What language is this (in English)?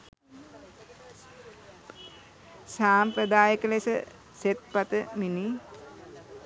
Sinhala